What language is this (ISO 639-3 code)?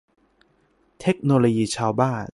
tha